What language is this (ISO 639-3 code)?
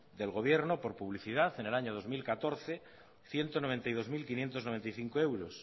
spa